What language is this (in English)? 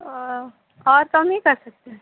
Urdu